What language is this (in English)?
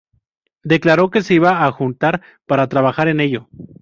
Spanish